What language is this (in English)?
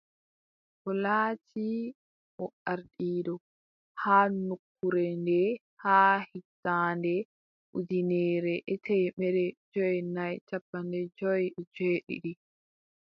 Adamawa Fulfulde